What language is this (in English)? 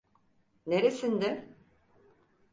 Turkish